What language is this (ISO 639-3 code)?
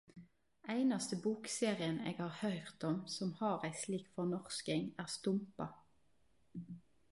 nno